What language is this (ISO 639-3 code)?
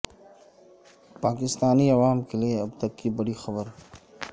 urd